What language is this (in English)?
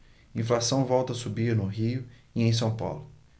Portuguese